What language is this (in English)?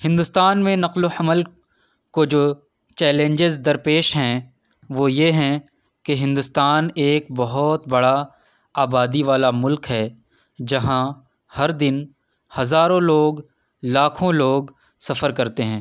Urdu